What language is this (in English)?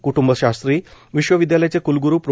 Marathi